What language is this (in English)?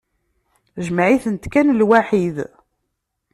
Kabyle